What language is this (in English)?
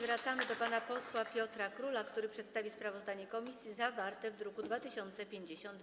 Polish